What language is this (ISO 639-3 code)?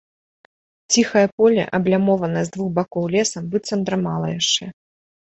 bel